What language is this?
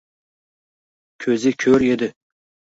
Uzbek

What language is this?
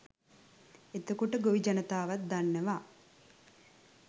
Sinhala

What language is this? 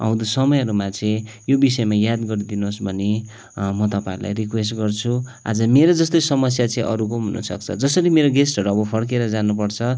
Nepali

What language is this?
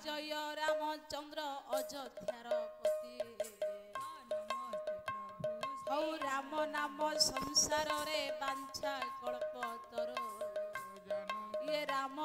Bangla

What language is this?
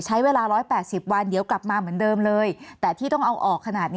Thai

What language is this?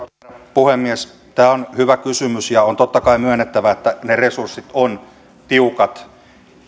Finnish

